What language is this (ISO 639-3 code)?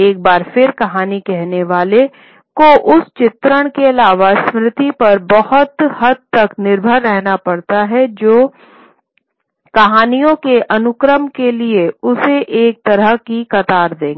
hin